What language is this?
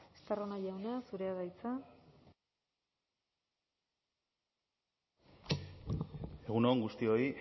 Basque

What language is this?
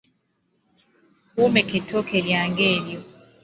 Ganda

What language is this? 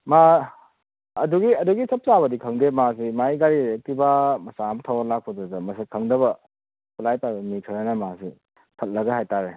Manipuri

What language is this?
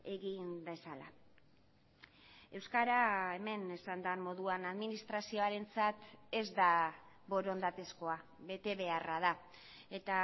Basque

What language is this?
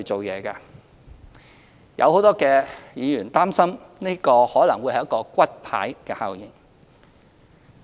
Cantonese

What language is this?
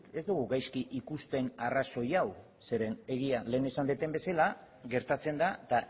Basque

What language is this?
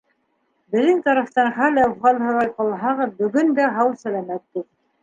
Bashkir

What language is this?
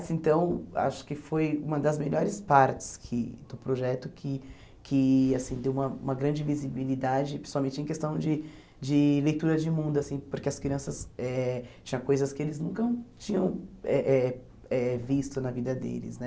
Portuguese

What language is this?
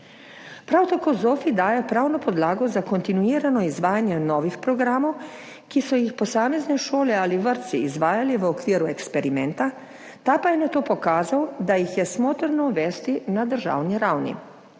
Slovenian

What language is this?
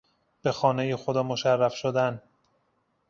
Persian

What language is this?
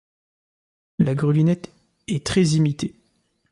French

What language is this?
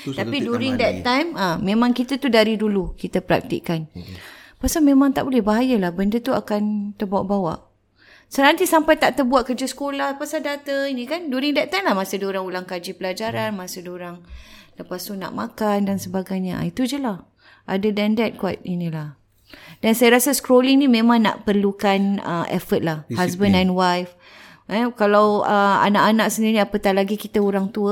Malay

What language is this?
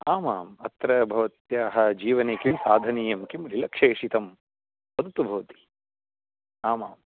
Sanskrit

